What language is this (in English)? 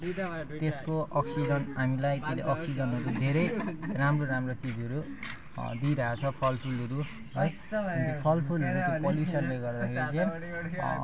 Nepali